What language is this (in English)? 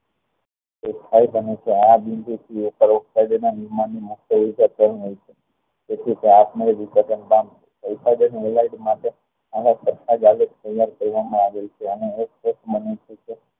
Gujarati